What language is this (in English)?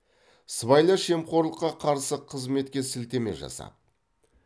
Kazakh